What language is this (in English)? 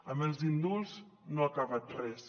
Catalan